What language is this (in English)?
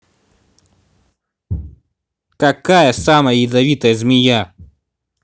Russian